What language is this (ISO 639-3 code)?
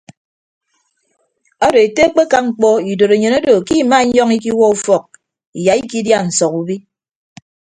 ibb